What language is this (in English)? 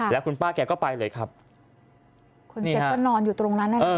Thai